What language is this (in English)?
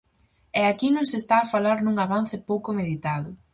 Galician